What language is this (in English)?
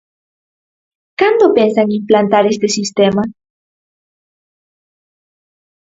Galician